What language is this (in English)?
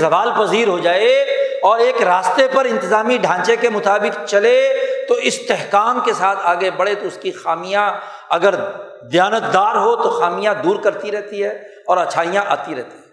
Urdu